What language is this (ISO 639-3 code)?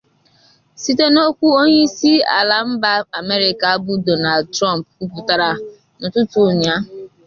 ibo